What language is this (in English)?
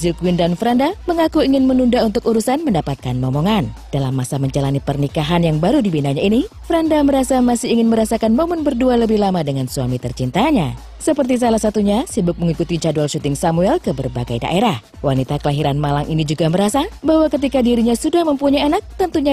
Indonesian